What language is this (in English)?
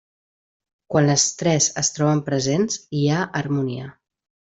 Catalan